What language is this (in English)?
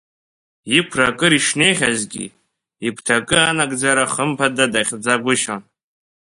Abkhazian